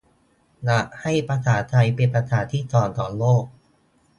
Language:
Thai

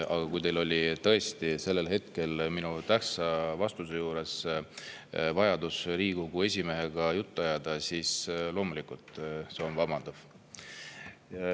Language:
Estonian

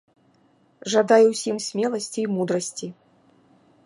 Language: Belarusian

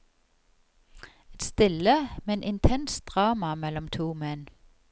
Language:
Norwegian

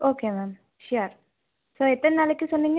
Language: Tamil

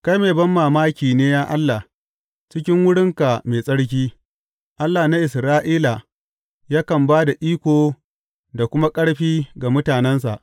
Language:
Hausa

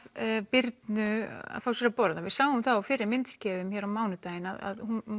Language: Icelandic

